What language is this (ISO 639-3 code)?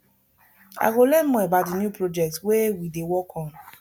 pcm